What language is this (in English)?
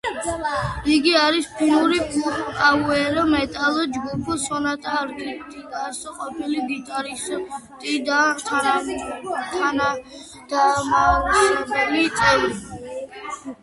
Georgian